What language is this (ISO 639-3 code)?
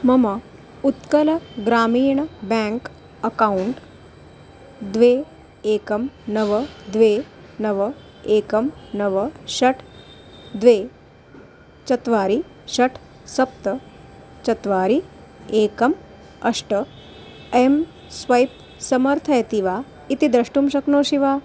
san